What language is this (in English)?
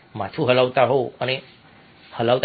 Gujarati